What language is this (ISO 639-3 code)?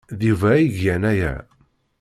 kab